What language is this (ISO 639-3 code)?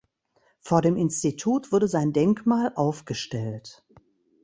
deu